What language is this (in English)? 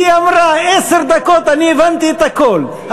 Hebrew